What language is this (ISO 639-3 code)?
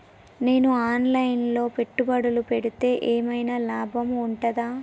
tel